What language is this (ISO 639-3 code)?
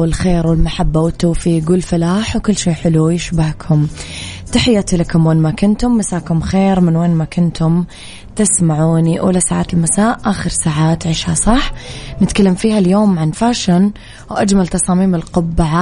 ara